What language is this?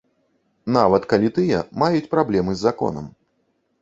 Belarusian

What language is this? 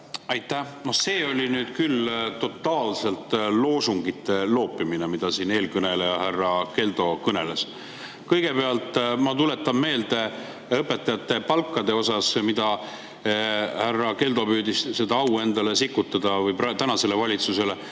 Estonian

